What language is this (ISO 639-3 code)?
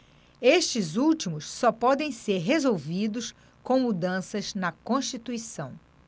por